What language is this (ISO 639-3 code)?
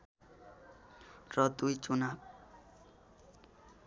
nep